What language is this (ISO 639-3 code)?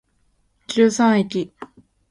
jpn